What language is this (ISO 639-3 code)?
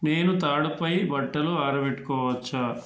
tel